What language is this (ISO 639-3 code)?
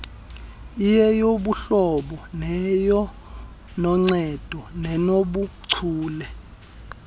xho